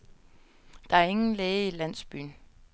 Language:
Danish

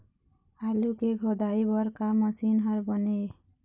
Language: Chhattisgarhi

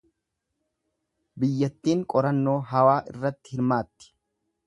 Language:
Oromo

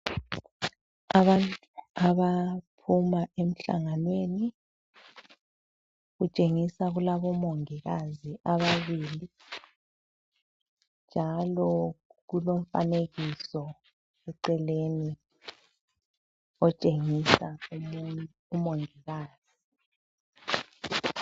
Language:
North Ndebele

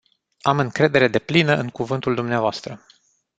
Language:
Romanian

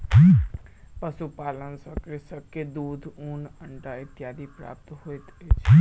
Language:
Maithili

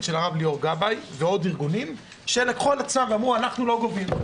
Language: Hebrew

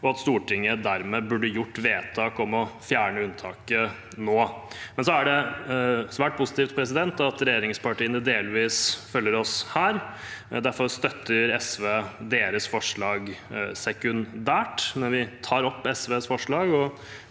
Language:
Norwegian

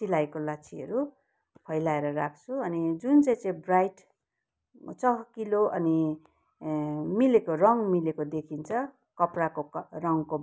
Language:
Nepali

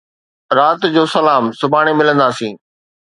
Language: Sindhi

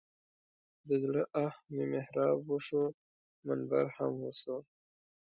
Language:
Pashto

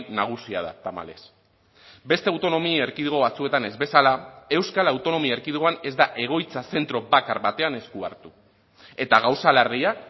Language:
Basque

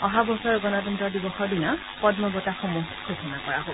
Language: Assamese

